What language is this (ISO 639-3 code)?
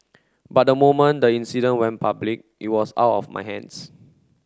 eng